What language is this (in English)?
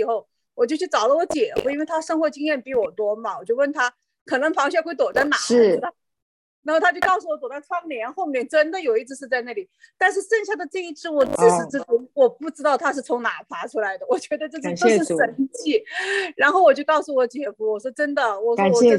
Chinese